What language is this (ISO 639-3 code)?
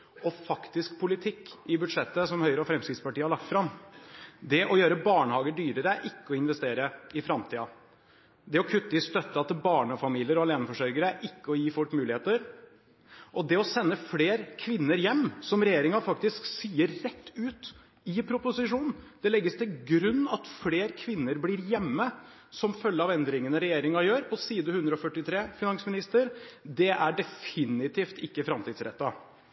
nob